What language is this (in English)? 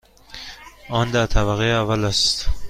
Persian